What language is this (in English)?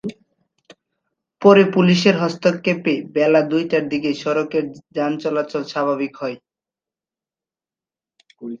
Bangla